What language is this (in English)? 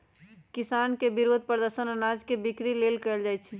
Magahi